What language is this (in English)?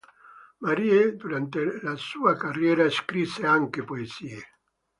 Italian